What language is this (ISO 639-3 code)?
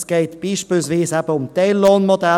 gsw